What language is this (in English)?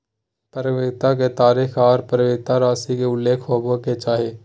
Magahi